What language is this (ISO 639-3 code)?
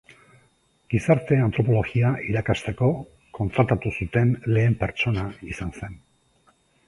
eus